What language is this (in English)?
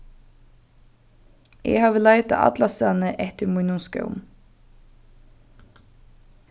Faroese